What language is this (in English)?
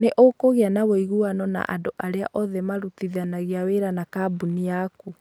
Kikuyu